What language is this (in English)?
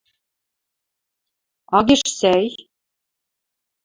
Western Mari